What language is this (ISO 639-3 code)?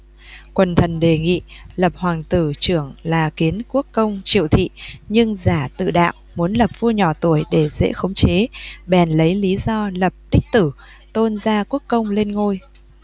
vie